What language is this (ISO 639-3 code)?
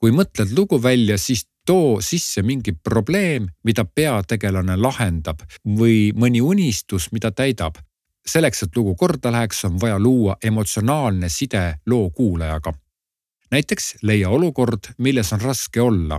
ces